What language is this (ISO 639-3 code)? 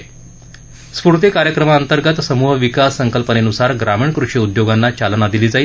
mar